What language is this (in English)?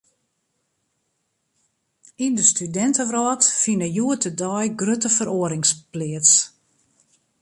Western Frisian